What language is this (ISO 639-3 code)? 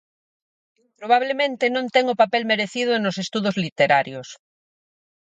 glg